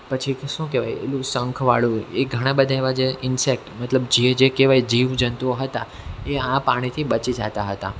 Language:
Gujarati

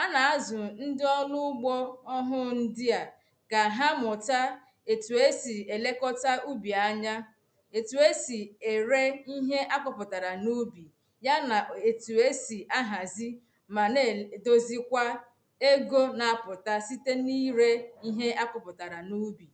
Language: Igbo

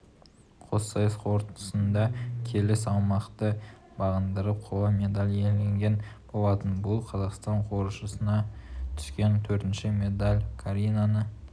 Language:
Kazakh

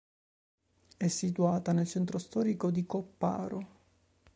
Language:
Italian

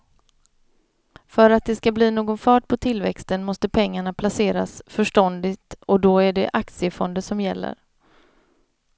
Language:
Swedish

